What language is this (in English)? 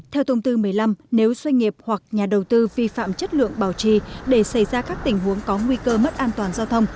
Vietnamese